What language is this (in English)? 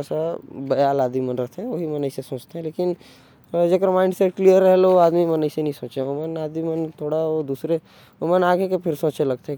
Korwa